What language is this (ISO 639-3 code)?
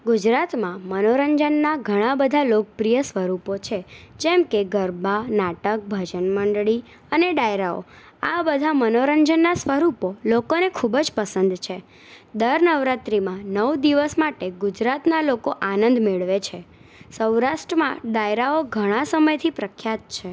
guj